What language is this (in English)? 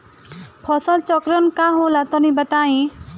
Bhojpuri